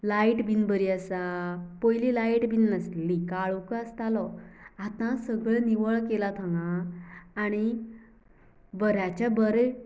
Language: Konkani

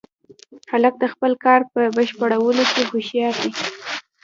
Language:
Pashto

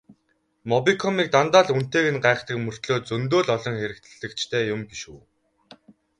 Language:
Mongolian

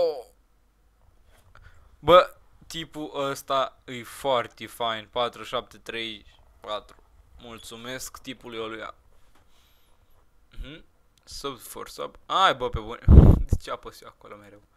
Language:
Romanian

